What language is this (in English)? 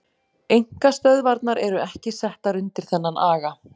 Icelandic